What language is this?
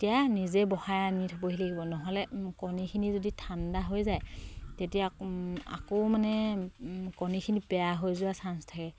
Assamese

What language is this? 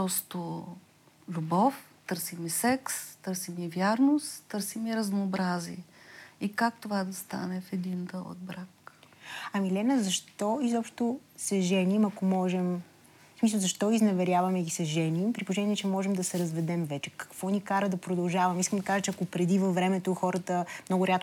Bulgarian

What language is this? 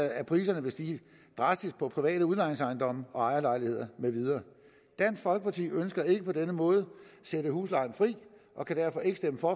Danish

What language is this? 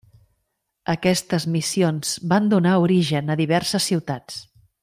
Catalan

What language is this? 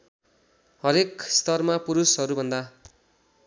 Nepali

